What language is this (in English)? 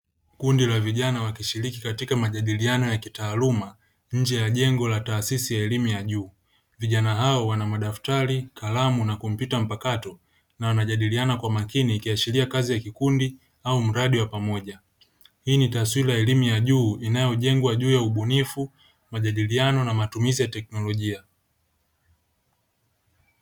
Swahili